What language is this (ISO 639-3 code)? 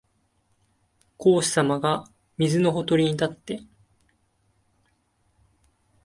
jpn